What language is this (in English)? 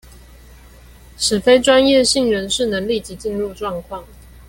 Chinese